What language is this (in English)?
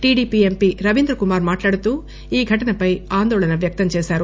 Telugu